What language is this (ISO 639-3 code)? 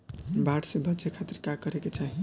bho